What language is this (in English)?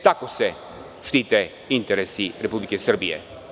Serbian